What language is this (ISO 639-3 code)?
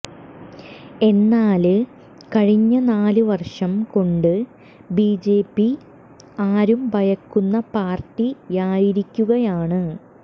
mal